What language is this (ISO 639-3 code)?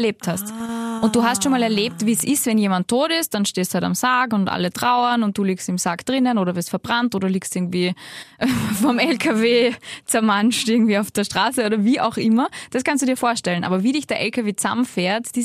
deu